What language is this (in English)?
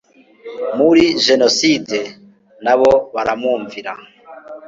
Kinyarwanda